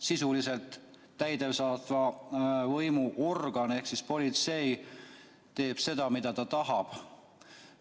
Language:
Estonian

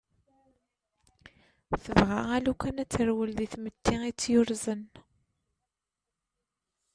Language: Kabyle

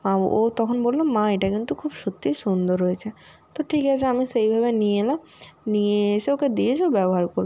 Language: Bangla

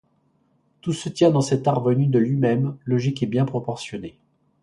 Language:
French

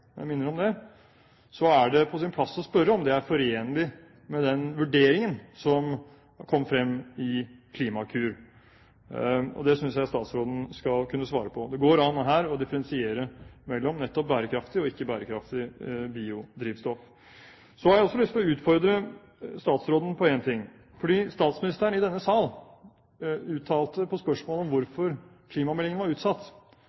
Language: Norwegian Bokmål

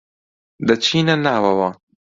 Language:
Central Kurdish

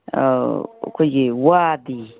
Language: Manipuri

